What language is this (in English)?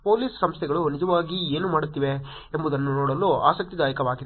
Kannada